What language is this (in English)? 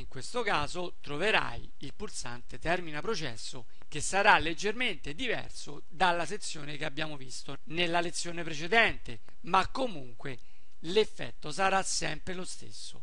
Italian